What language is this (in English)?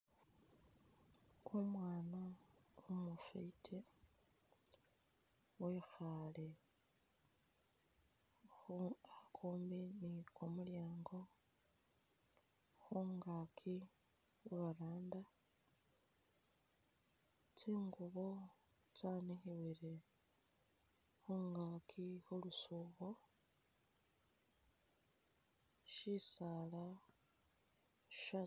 Masaaba